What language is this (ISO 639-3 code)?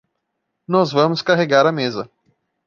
por